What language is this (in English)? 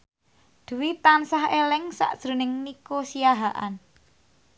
Javanese